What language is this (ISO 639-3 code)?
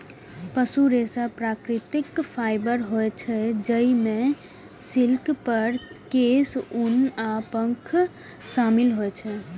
mai